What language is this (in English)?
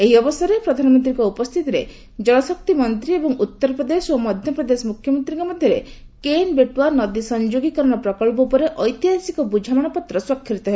Odia